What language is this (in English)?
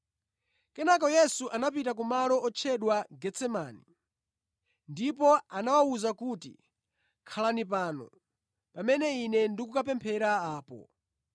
Nyanja